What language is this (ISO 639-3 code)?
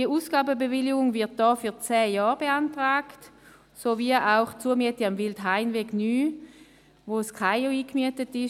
gsw